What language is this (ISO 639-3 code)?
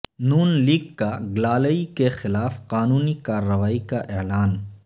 urd